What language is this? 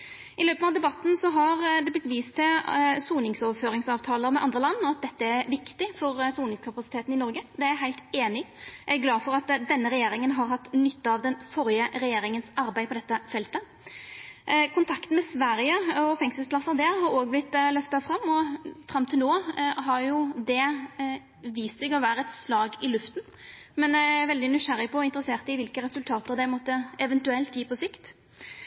Norwegian Nynorsk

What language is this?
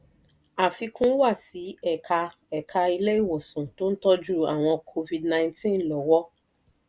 Yoruba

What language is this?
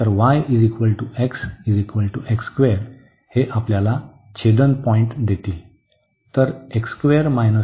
Marathi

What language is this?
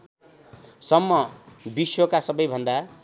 Nepali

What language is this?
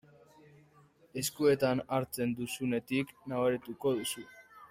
Basque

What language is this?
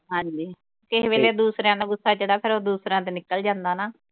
Punjabi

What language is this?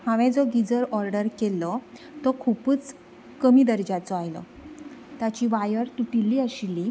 Konkani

